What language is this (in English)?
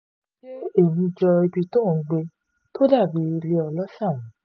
Yoruba